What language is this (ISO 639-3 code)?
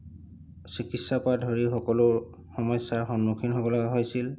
asm